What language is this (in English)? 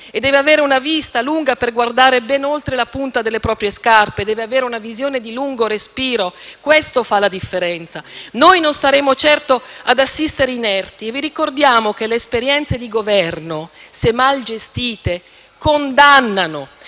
Italian